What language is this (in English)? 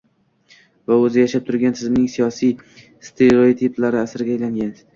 Uzbek